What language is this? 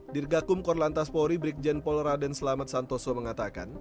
Indonesian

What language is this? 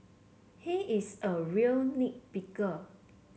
English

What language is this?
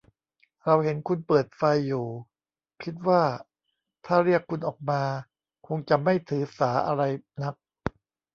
Thai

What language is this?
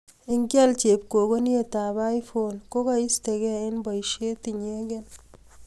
Kalenjin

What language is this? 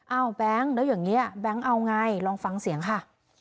Thai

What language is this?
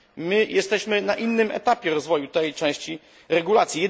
Polish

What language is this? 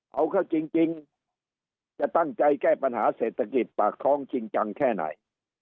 Thai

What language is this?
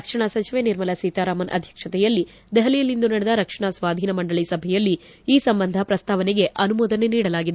Kannada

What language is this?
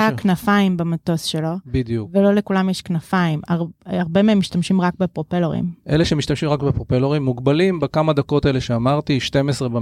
Hebrew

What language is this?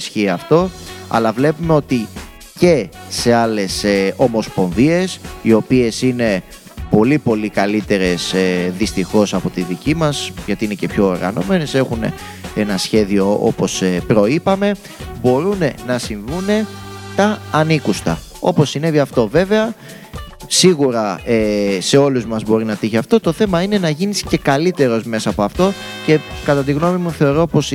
Greek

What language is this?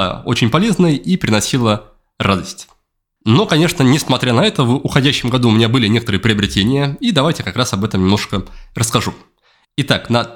Russian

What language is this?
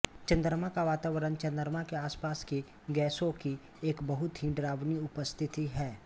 Hindi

